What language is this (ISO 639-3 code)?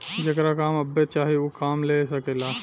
bho